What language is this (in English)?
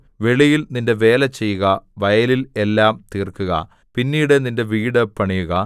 Malayalam